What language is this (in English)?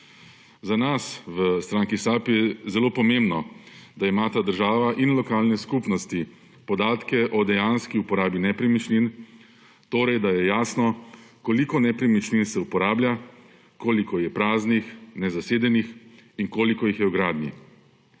Slovenian